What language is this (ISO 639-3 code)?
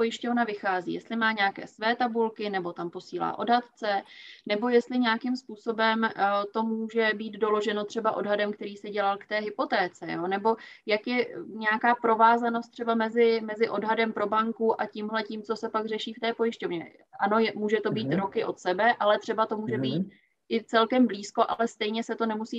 ces